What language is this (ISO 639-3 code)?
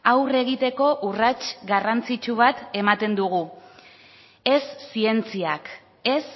eus